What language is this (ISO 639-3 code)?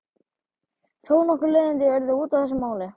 isl